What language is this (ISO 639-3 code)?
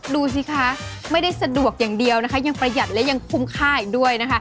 tha